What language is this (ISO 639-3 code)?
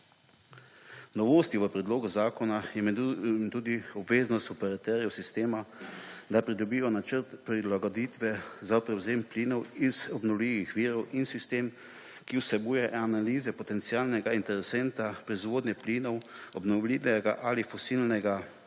slv